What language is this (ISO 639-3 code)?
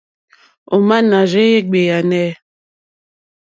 bri